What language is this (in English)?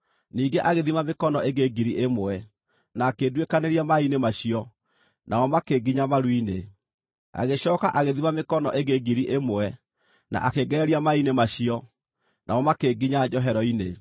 Kikuyu